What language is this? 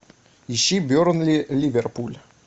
Russian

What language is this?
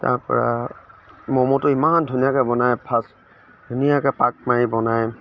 Assamese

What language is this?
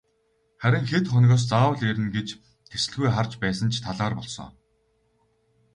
Mongolian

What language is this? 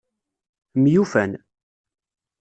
Kabyle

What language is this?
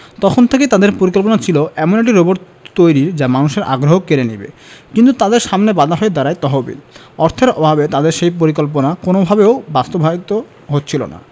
Bangla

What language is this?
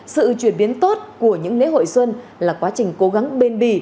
Vietnamese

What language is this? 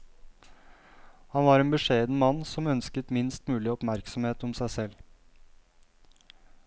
Norwegian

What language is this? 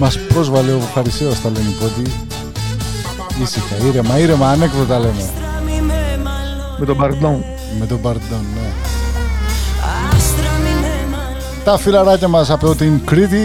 Greek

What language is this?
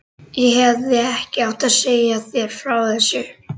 Icelandic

